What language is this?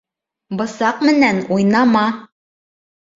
Bashkir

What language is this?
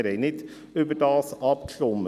Swiss German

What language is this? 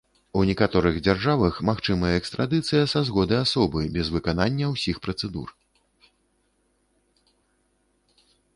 Belarusian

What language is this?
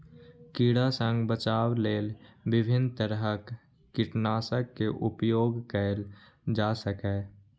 Maithili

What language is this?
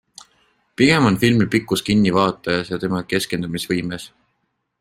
Estonian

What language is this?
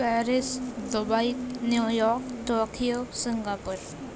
Urdu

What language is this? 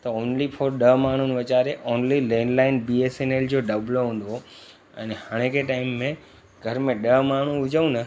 Sindhi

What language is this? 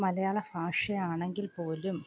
Malayalam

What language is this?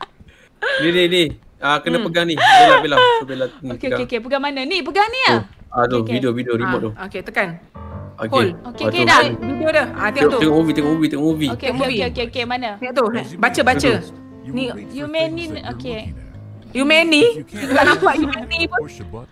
Malay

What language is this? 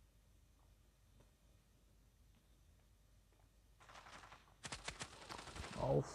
Turkish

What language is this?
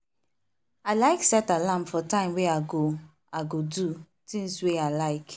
Nigerian Pidgin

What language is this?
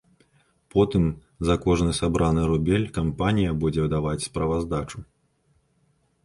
Belarusian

